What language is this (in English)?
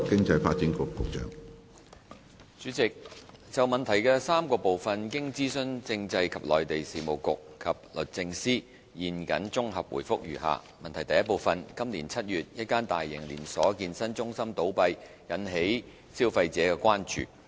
Cantonese